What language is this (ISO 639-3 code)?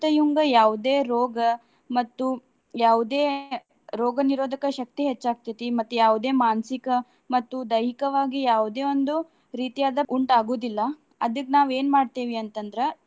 kan